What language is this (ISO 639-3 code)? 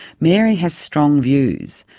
eng